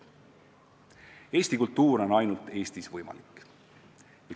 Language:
Estonian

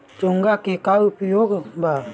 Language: Bhojpuri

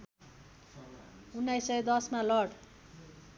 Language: Nepali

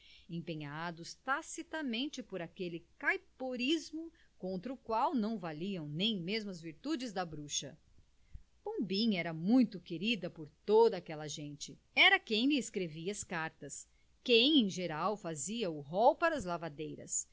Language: Portuguese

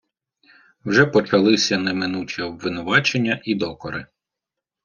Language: Ukrainian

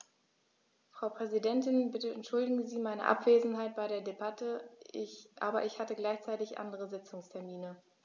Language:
German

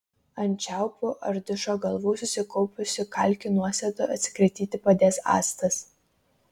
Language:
Lithuanian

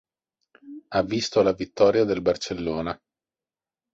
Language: Italian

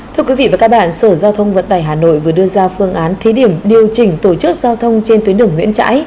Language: Vietnamese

